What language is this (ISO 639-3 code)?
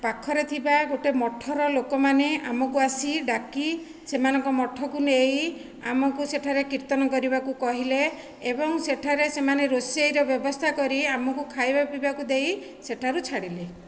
ori